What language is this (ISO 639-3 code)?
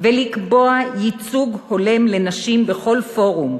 heb